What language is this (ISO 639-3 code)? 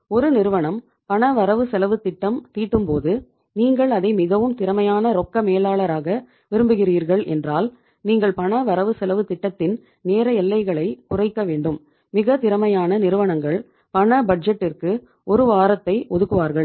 tam